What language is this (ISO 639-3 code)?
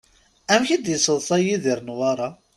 kab